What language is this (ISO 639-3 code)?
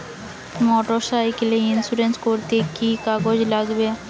ben